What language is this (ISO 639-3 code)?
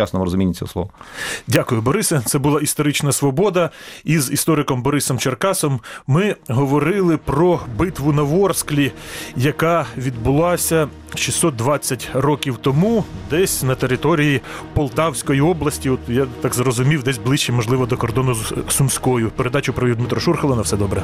ukr